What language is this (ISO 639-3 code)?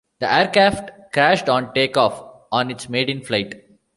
eng